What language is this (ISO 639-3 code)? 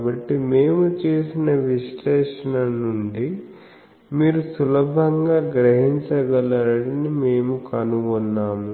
tel